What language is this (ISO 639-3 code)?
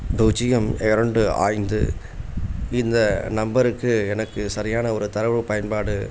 tam